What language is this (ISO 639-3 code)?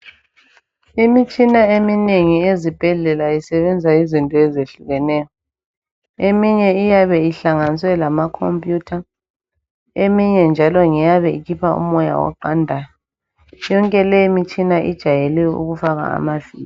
nde